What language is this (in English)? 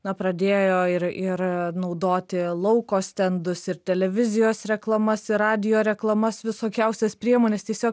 Lithuanian